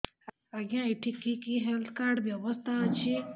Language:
Odia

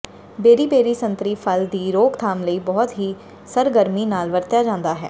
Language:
Punjabi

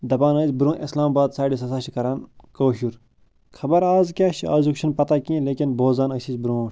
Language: Kashmiri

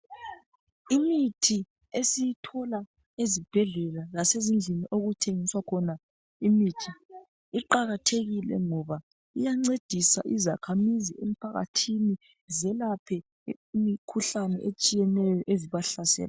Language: North Ndebele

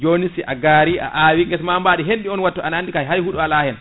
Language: Fula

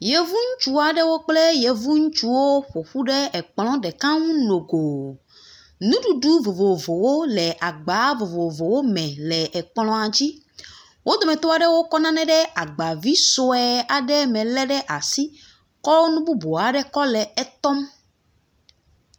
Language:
Ewe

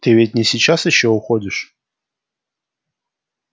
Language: Russian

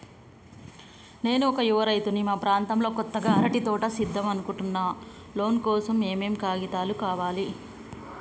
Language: Telugu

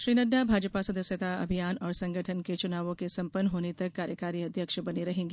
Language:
Hindi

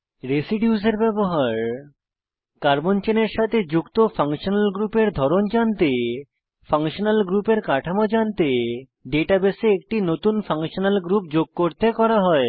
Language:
Bangla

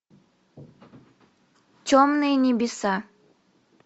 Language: Russian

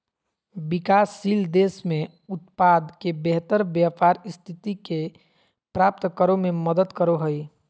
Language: Magahi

